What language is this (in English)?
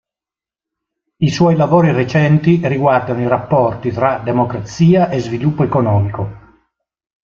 Italian